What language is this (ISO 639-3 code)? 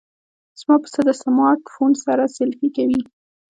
pus